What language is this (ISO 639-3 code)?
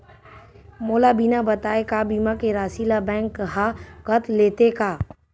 hne